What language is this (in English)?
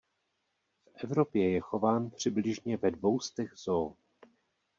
Czech